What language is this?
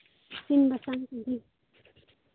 Santali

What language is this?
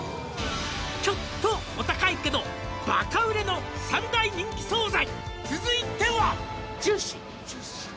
Japanese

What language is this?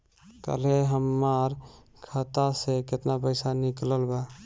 Bhojpuri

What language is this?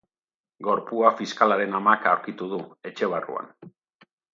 Basque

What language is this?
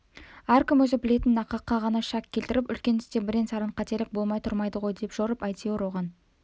Kazakh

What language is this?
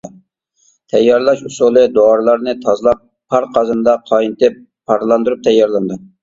Uyghur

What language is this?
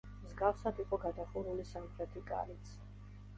Georgian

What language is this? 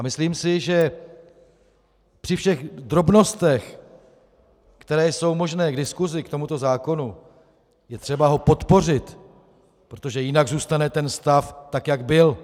Czech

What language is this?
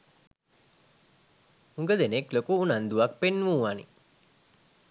Sinhala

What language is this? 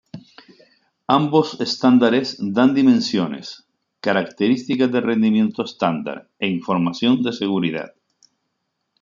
Spanish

